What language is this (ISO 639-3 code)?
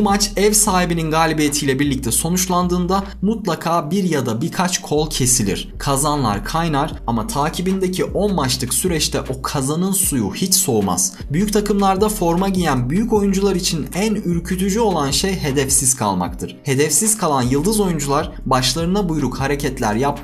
tur